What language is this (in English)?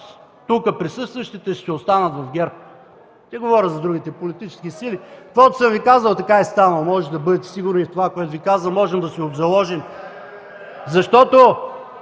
Bulgarian